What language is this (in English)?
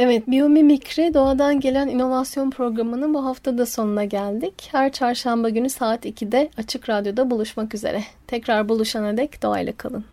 Turkish